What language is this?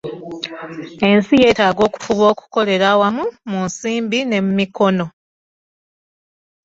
Ganda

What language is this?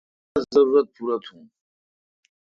Kalkoti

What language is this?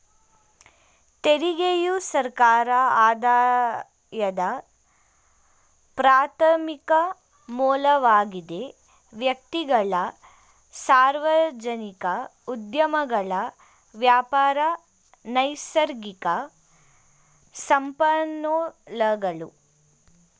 Kannada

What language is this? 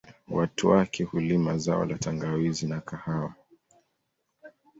Swahili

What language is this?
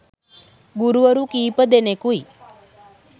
Sinhala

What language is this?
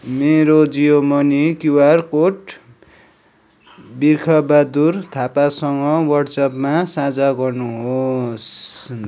Nepali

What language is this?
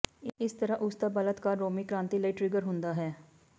Punjabi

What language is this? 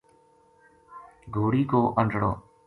Gujari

